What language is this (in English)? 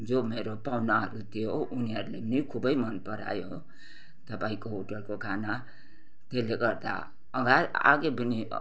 Nepali